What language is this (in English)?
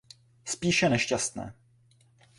Czech